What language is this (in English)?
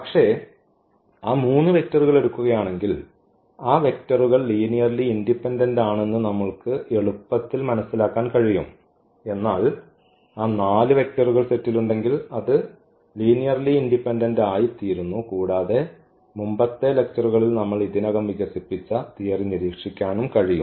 Malayalam